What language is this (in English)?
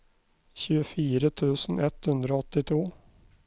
Norwegian